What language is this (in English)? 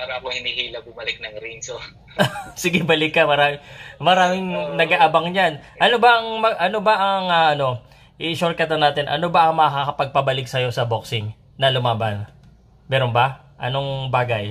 Filipino